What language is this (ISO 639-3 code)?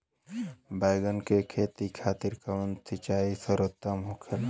bho